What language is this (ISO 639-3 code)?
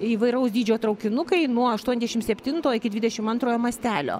lit